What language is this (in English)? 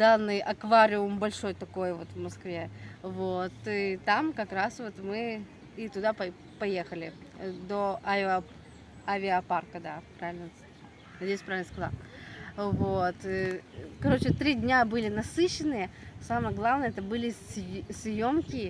Russian